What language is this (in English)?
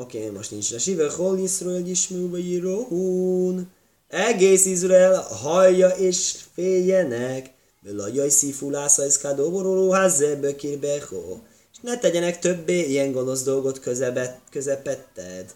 Hungarian